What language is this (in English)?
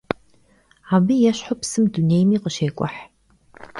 Kabardian